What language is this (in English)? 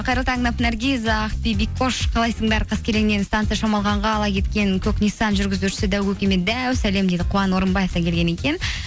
Kazakh